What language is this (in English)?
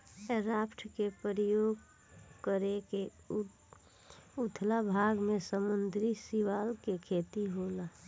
Bhojpuri